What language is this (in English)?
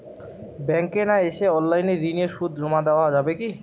Bangla